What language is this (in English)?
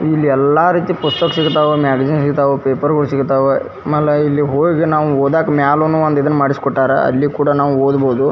Kannada